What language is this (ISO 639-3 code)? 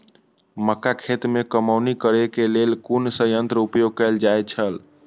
mai